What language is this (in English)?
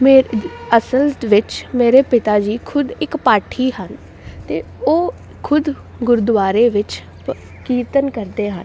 Punjabi